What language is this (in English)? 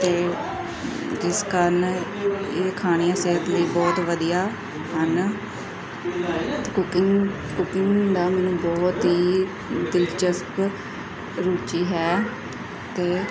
Punjabi